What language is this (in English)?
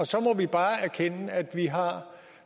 Danish